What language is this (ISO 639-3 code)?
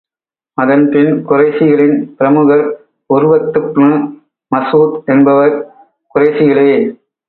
tam